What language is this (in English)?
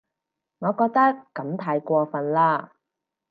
Cantonese